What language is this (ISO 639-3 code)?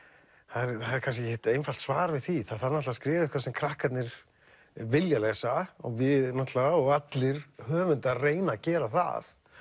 isl